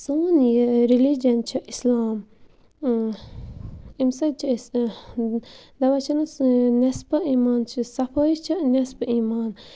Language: Kashmiri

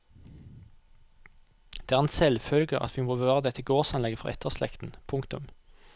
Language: Norwegian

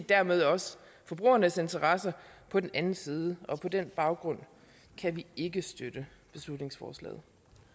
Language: Danish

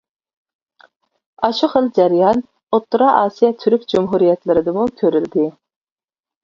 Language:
Uyghur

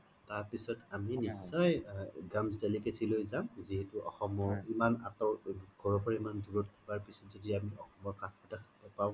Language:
Assamese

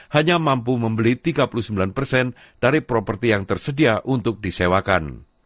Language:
Indonesian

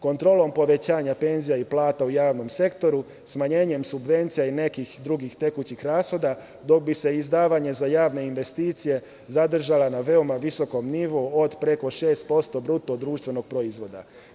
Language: Serbian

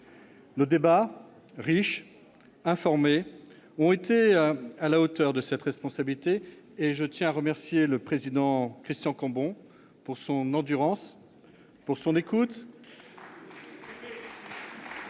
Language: French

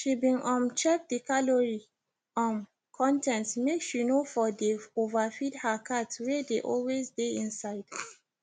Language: Nigerian Pidgin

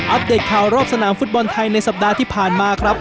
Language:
Thai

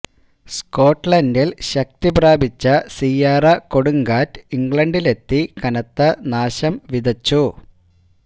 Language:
Malayalam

